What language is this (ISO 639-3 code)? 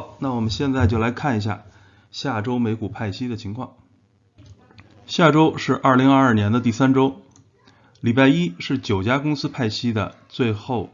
zho